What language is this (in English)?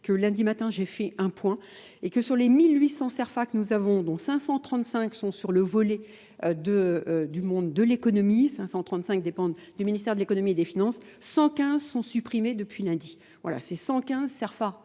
French